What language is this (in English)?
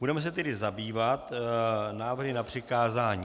Czech